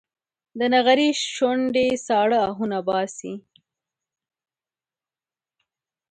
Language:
Pashto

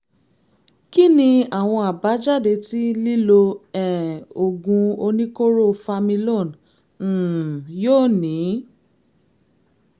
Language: Yoruba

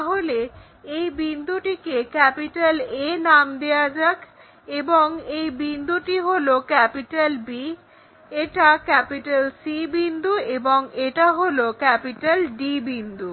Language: Bangla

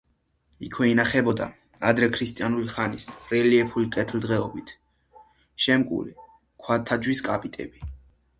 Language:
Georgian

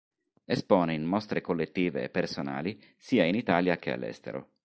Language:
Italian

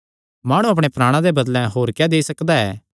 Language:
Kangri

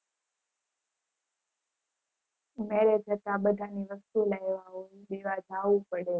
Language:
Gujarati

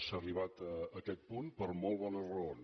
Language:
Catalan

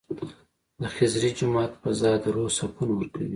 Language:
Pashto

